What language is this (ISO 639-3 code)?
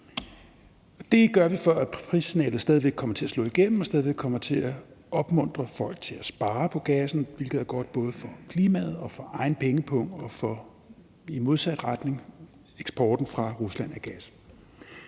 dan